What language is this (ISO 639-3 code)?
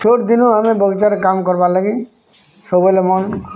ori